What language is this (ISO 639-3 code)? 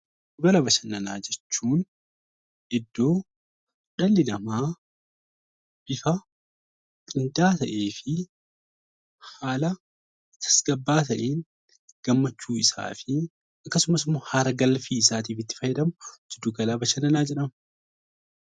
orm